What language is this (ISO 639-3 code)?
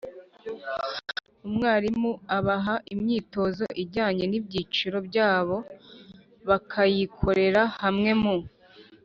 kin